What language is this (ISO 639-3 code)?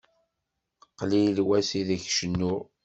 kab